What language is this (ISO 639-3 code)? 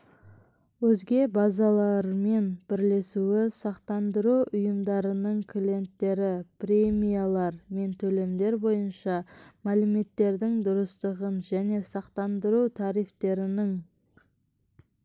kaz